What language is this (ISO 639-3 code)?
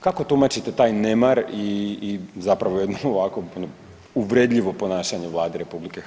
hrv